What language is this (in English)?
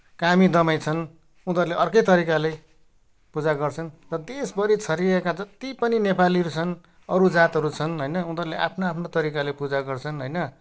Nepali